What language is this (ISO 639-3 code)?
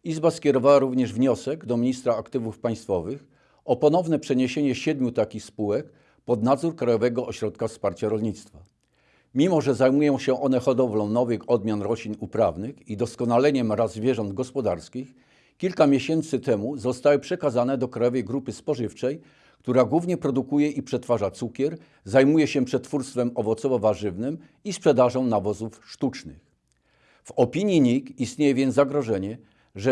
pol